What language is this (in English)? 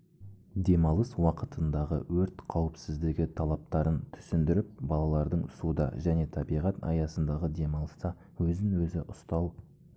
Kazakh